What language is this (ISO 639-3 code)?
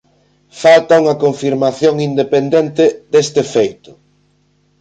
glg